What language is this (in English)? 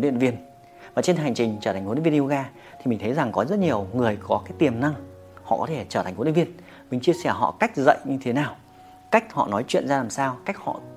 Vietnamese